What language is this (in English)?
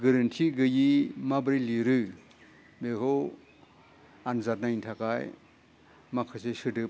Bodo